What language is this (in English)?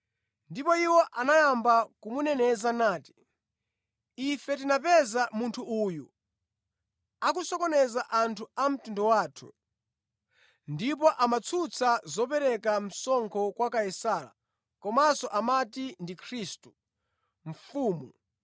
Nyanja